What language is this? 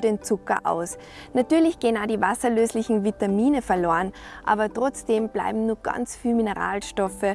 German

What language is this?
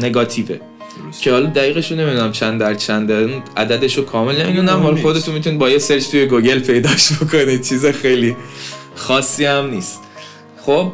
Persian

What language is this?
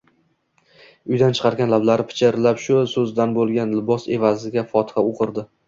Uzbek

